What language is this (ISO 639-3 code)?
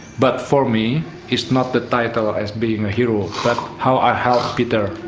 eng